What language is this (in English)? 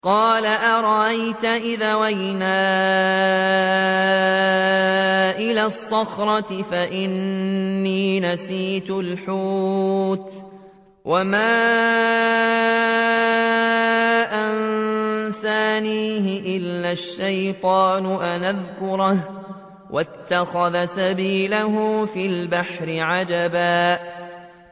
Arabic